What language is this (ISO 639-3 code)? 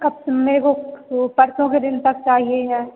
hin